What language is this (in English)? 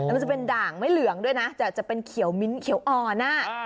Thai